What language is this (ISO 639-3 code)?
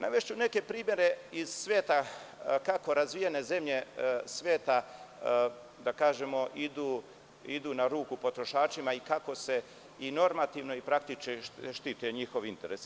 srp